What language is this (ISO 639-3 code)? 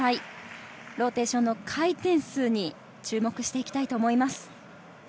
jpn